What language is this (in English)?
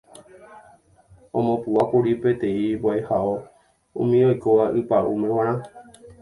Guarani